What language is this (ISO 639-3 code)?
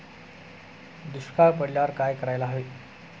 mar